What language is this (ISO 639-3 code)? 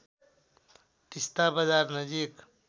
nep